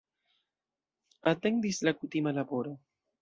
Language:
Esperanto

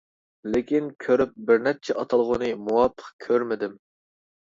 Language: Uyghur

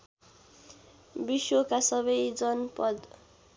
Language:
Nepali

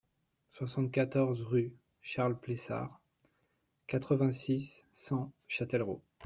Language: French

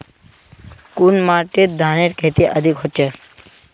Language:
Magahi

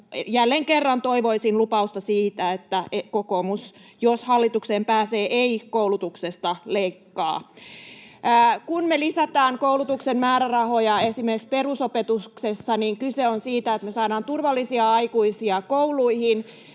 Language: Finnish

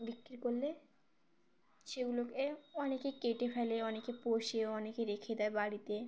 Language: Bangla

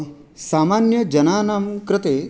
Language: Sanskrit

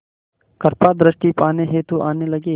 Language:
Hindi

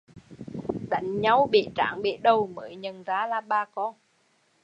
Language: Vietnamese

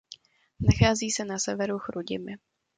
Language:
Czech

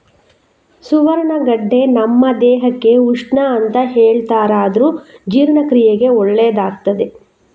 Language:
Kannada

